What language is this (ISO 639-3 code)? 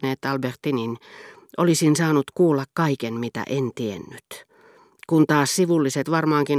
fin